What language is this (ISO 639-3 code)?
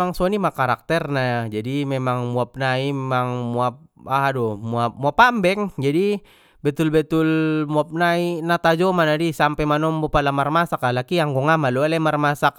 btm